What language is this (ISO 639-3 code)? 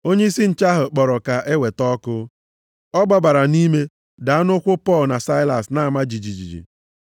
ibo